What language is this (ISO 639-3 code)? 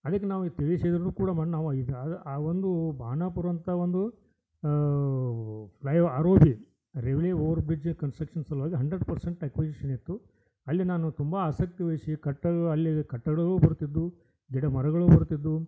kan